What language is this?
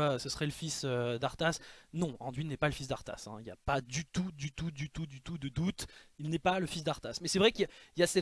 French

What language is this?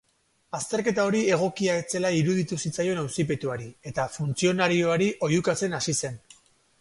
Basque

